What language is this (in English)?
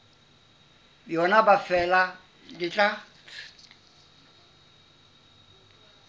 Southern Sotho